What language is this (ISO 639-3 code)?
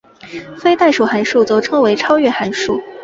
zho